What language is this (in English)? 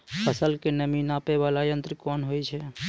Maithili